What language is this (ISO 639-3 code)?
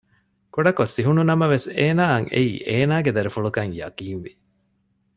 div